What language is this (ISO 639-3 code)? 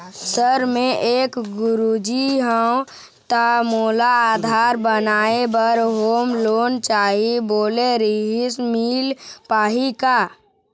hne